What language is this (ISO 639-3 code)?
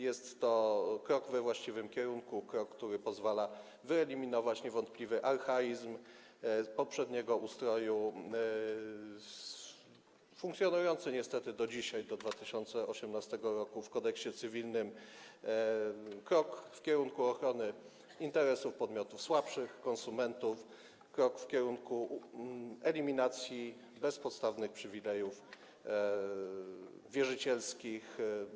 pol